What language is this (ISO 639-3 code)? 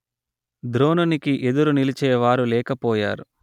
tel